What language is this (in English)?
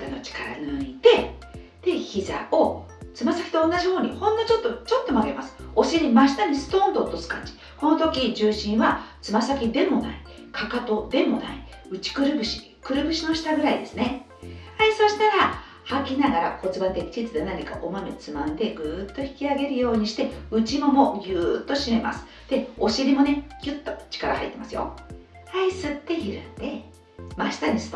Japanese